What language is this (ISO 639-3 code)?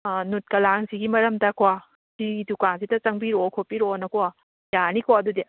mni